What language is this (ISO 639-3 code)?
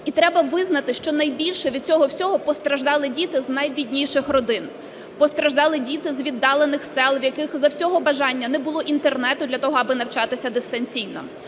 ukr